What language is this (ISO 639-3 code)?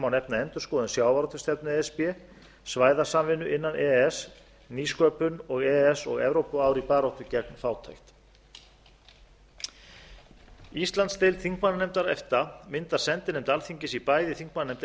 isl